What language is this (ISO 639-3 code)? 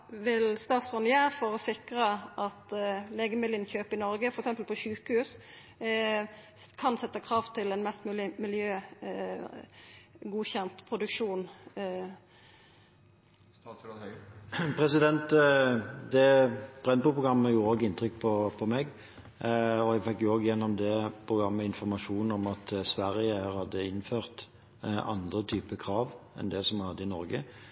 nor